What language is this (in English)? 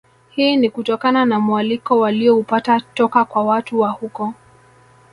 Swahili